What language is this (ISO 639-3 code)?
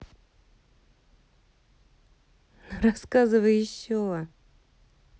rus